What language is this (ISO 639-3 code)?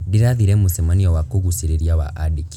kik